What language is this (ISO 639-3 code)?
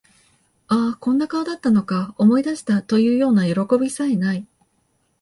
jpn